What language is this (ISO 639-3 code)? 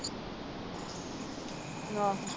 pan